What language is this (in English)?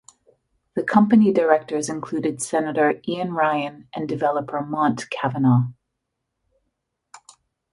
English